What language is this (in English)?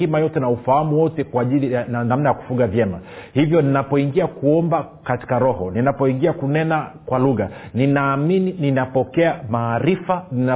Swahili